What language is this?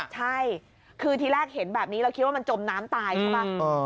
Thai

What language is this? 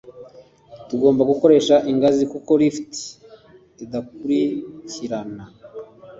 Kinyarwanda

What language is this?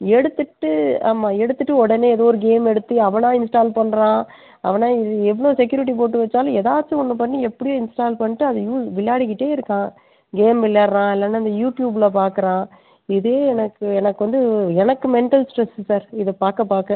Tamil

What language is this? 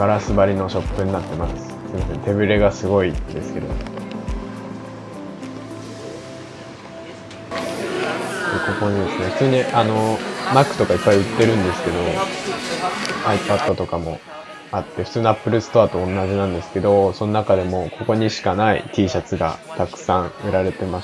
Japanese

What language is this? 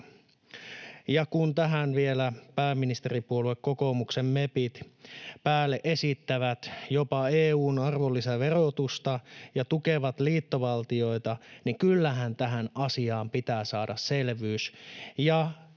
Finnish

